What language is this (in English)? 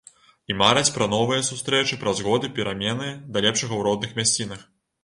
Belarusian